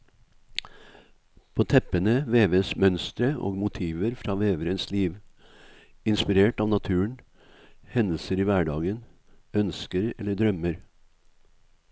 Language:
Norwegian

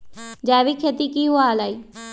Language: Magahi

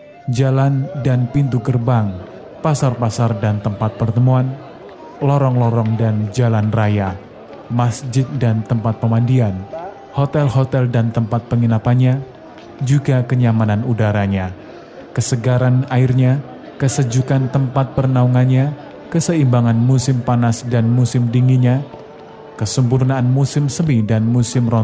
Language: Indonesian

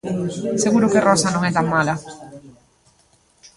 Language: Galician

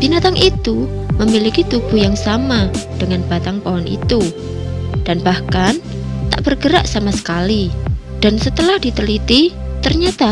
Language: Indonesian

